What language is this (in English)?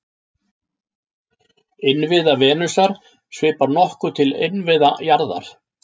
Icelandic